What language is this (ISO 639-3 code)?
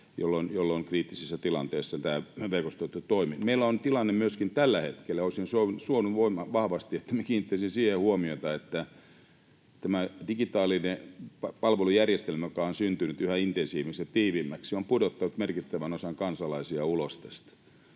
fin